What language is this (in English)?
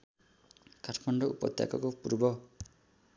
Nepali